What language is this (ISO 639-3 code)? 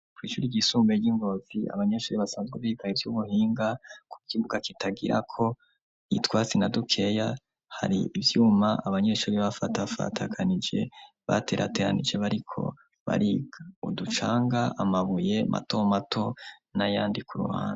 run